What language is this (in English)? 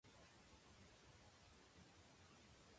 Catalan